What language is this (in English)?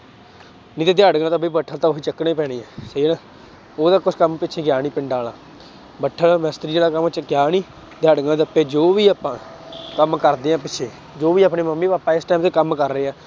Punjabi